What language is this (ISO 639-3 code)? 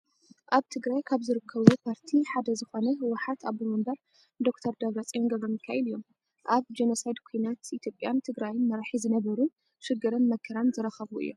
tir